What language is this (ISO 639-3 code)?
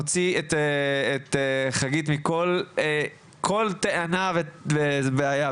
heb